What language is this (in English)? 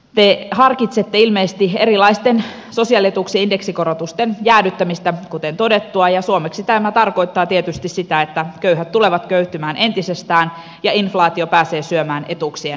Finnish